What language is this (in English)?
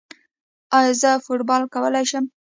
Pashto